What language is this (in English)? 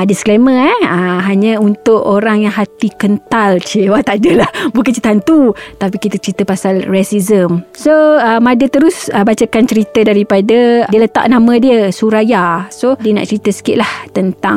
Malay